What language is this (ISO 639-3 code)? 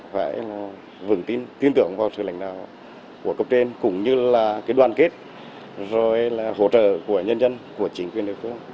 vie